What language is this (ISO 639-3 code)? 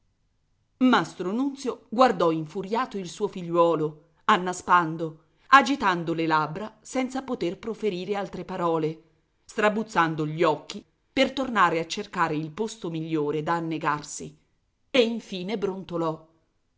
ita